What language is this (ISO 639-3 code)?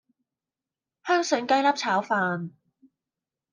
yue